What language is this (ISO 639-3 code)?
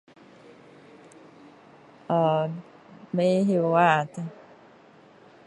cdo